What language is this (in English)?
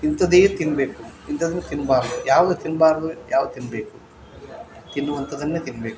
Kannada